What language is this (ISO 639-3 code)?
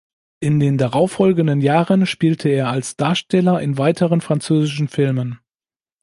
deu